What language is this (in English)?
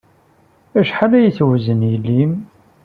Kabyle